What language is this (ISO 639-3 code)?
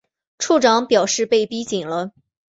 zho